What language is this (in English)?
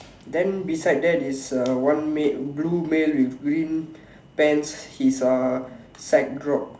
English